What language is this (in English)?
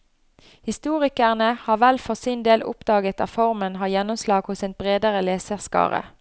Norwegian